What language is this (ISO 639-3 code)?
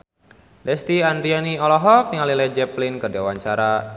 sun